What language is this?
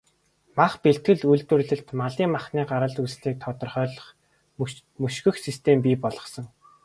Mongolian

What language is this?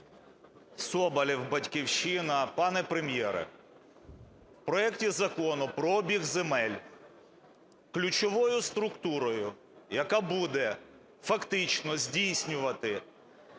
Ukrainian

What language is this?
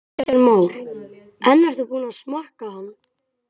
Icelandic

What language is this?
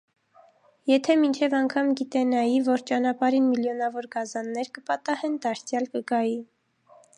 Armenian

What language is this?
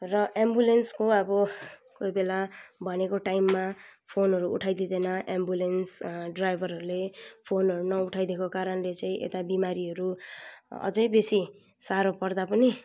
Nepali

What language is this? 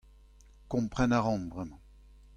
Breton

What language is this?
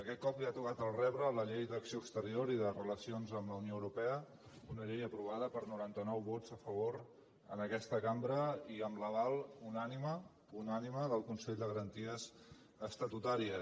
Catalan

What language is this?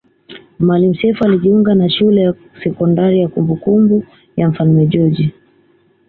Swahili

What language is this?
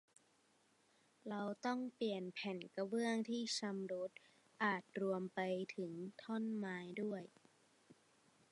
Thai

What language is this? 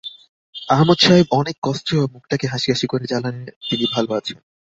Bangla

